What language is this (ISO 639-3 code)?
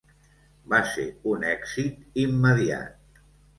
cat